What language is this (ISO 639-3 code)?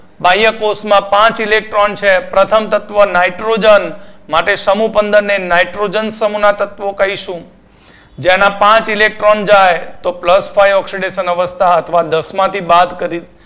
guj